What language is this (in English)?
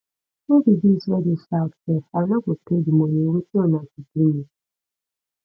Nigerian Pidgin